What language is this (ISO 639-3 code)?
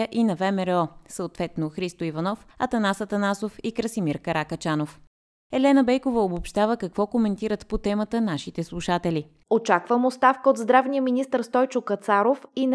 bul